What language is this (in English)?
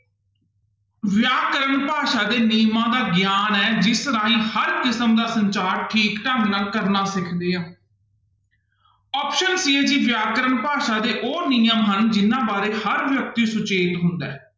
Punjabi